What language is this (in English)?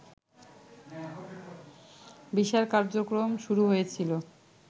Bangla